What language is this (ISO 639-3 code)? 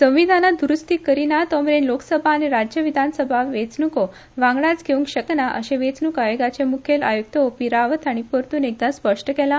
kok